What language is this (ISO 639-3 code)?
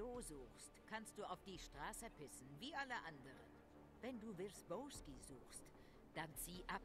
deu